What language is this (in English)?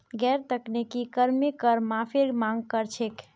Magahi